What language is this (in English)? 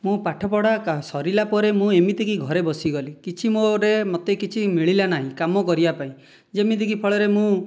Odia